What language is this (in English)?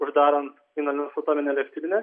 Lithuanian